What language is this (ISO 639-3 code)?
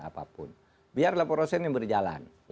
ind